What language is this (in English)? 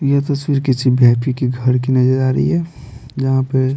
Hindi